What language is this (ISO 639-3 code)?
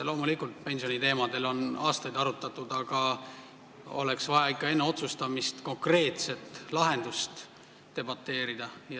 est